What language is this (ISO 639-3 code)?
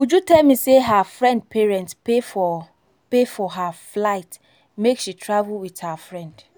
pcm